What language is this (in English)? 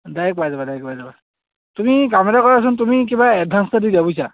Assamese